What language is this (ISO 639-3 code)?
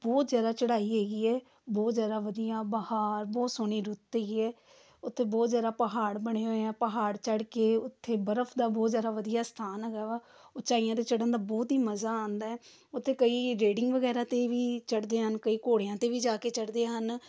pan